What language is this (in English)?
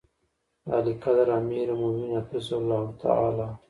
Pashto